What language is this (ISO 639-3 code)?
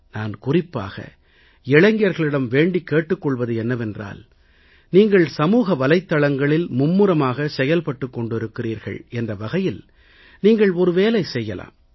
tam